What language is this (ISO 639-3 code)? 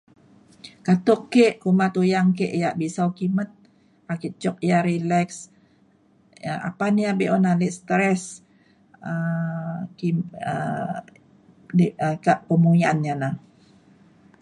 xkl